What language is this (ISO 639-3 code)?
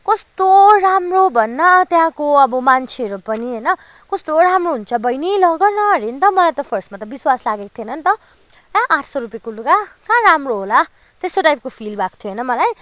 nep